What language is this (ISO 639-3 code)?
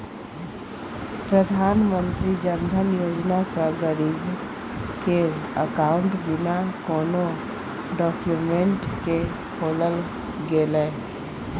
mai